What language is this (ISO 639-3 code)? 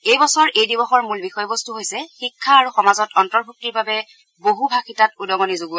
asm